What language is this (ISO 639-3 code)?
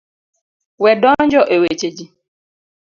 luo